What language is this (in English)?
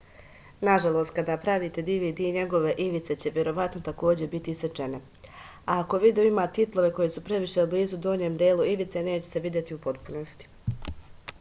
Serbian